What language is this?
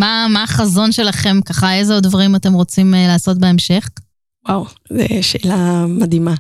Hebrew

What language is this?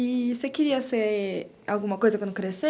Portuguese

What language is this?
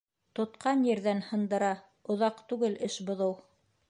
Bashkir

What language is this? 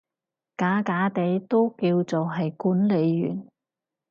Cantonese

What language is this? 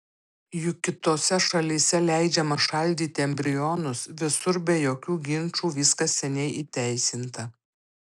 Lithuanian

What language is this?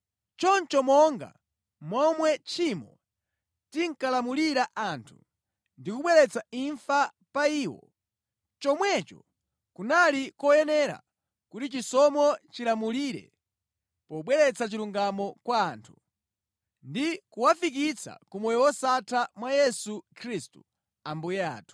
Nyanja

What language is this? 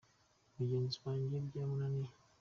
Kinyarwanda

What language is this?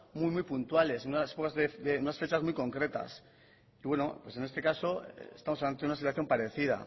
Spanish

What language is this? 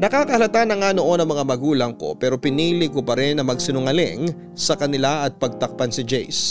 Filipino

